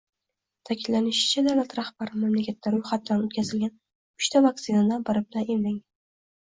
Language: Uzbek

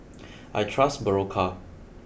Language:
English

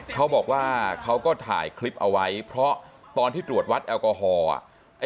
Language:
Thai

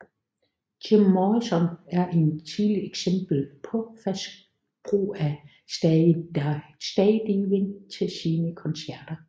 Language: Danish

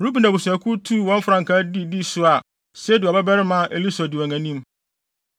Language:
Akan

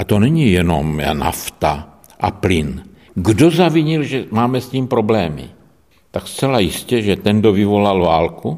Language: Czech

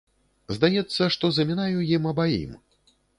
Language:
Belarusian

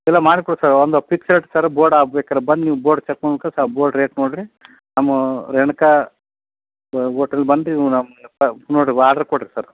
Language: Kannada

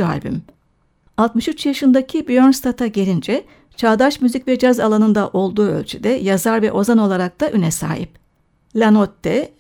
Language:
Turkish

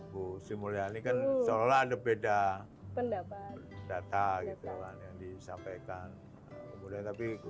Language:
Indonesian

